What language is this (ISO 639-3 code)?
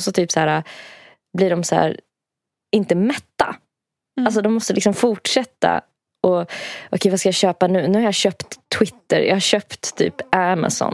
swe